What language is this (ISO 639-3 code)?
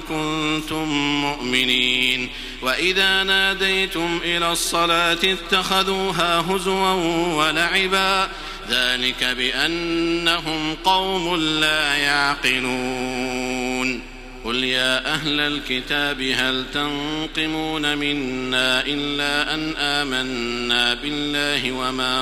ara